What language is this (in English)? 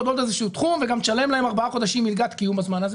Hebrew